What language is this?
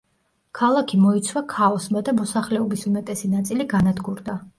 Georgian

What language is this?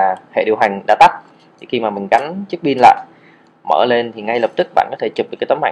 Vietnamese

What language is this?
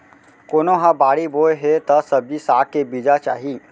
Chhattisgarhi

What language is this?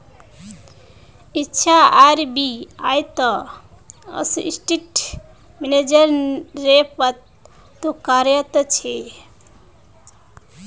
Magahi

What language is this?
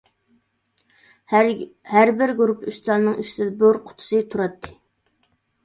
Uyghur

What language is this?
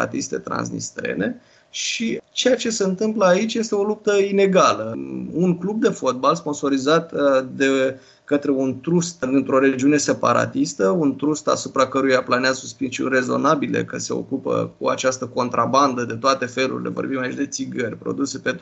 Romanian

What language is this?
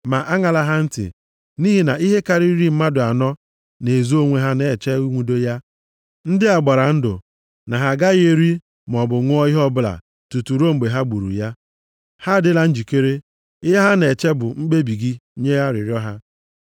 Igbo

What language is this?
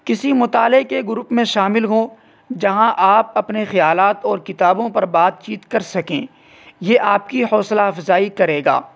Urdu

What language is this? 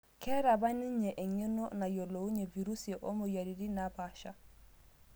Masai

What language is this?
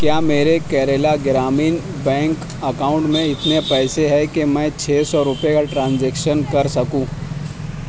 Urdu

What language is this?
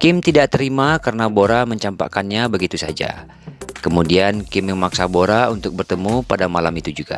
Indonesian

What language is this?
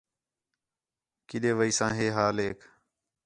Khetrani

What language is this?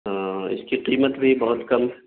Urdu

